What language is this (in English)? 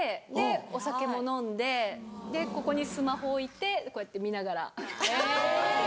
Japanese